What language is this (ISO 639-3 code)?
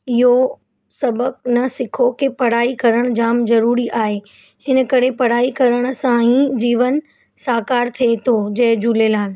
snd